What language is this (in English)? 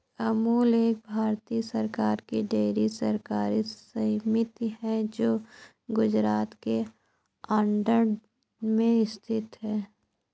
Hindi